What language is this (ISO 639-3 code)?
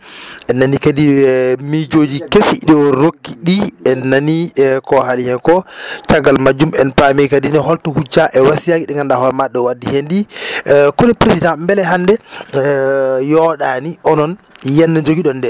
ful